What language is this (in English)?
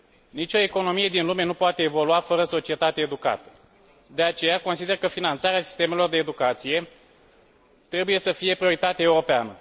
Romanian